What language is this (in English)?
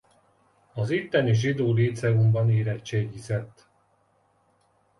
Hungarian